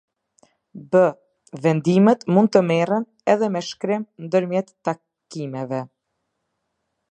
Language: Albanian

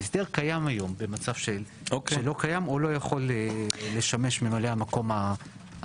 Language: Hebrew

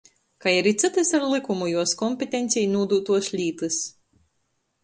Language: Latgalian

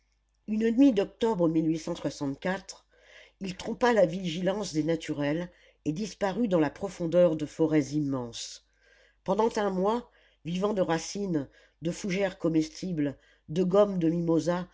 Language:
French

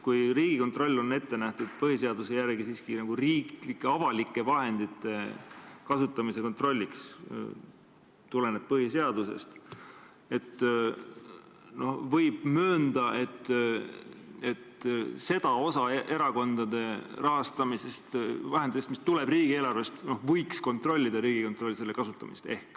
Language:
Estonian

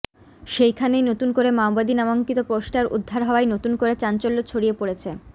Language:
Bangla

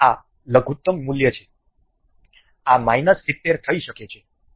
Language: Gujarati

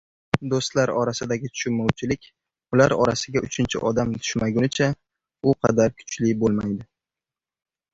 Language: Uzbek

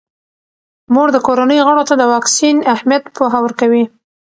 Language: Pashto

